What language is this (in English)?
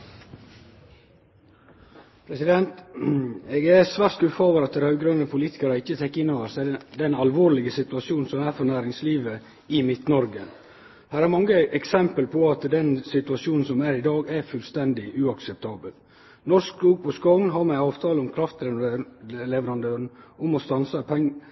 Norwegian Nynorsk